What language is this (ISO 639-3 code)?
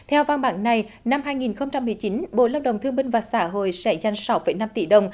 vie